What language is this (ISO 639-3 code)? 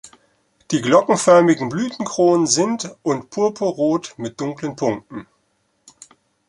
deu